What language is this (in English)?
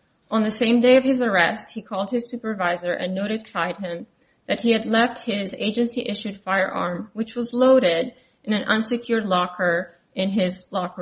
English